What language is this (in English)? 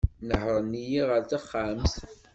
Kabyle